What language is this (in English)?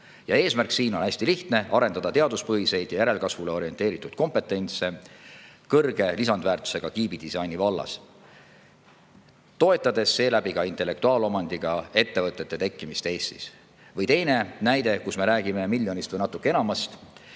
Estonian